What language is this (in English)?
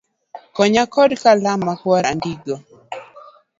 Luo (Kenya and Tanzania)